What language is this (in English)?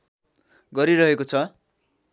Nepali